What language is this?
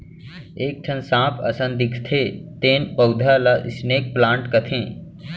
Chhattisgarhi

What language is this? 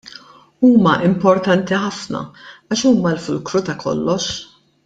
Maltese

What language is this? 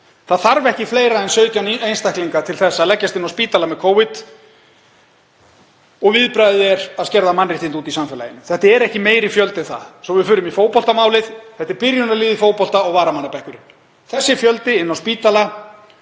Icelandic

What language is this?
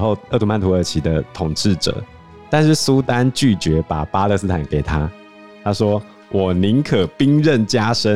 Chinese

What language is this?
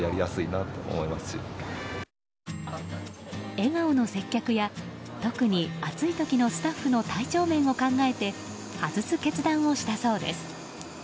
Japanese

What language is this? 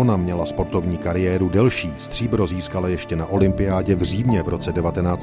Czech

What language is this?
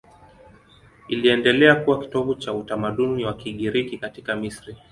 Swahili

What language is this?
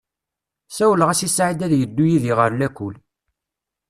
Kabyle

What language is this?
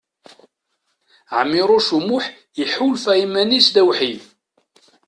Kabyle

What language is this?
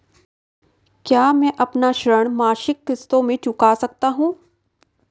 Hindi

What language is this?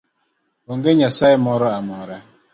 Luo (Kenya and Tanzania)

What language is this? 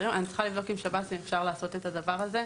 Hebrew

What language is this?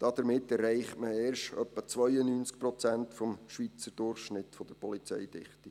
Swiss German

